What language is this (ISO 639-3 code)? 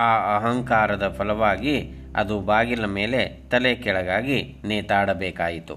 kan